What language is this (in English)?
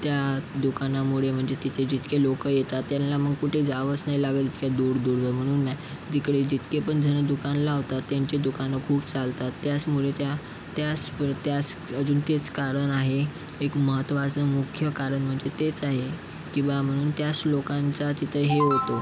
Marathi